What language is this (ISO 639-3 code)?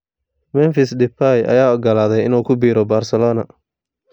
som